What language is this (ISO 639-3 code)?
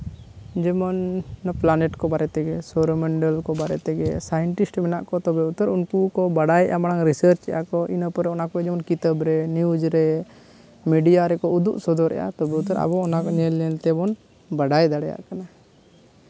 sat